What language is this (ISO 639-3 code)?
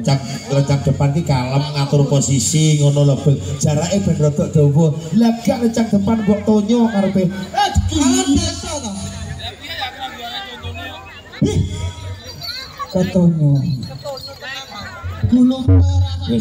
ind